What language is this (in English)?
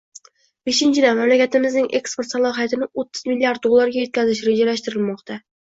Uzbek